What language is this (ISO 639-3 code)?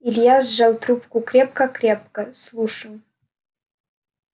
rus